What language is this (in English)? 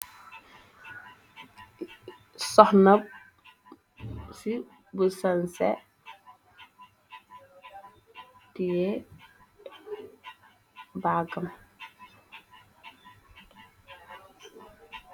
Wolof